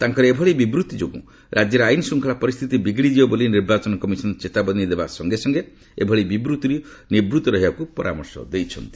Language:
Odia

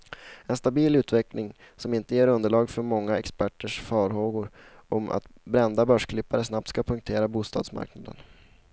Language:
Swedish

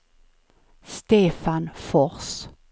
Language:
Swedish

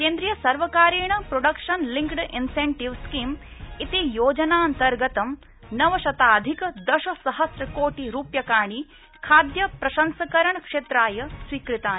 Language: Sanskrit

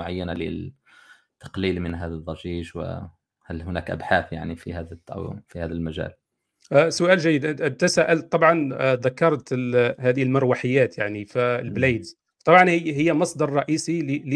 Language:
Arabic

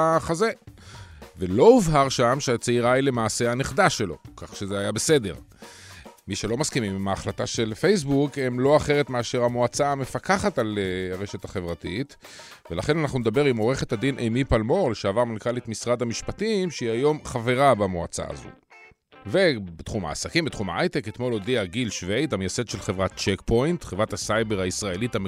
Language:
Hebrew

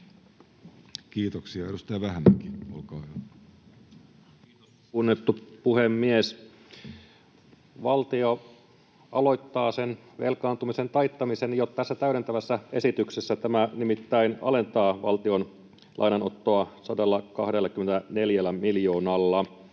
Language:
Finnish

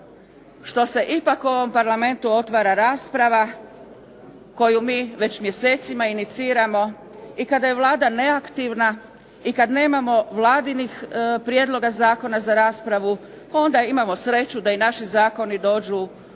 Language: Croatian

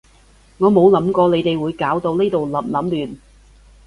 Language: Cantonese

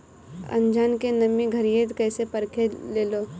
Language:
Bhojpuri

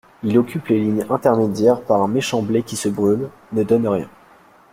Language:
French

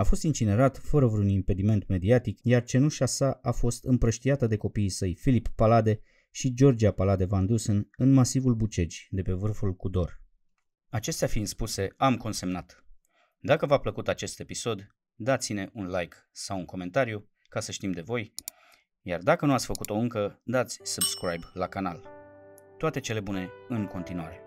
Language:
Romanian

